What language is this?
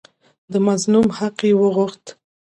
Pashto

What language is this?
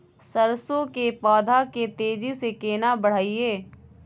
Maithili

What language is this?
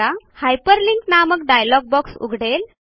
Marathi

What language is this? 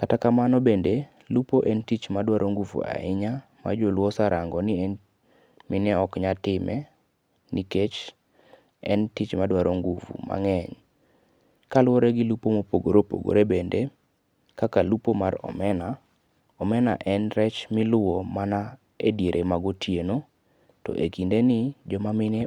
Luo (Kenya and Tanzania)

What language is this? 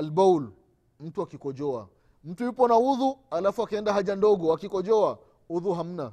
Swahili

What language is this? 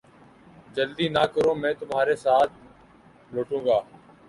Urdu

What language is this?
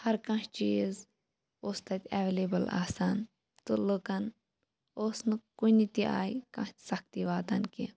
Kashmiri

